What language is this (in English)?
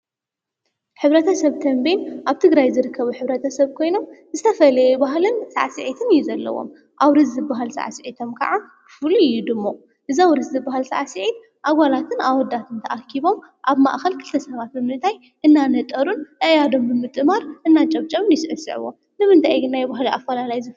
Tigrinya